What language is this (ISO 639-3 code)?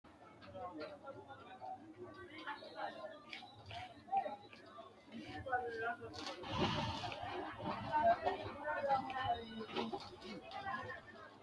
sid